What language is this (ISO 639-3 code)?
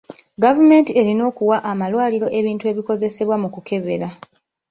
lug